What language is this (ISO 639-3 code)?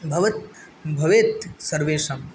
san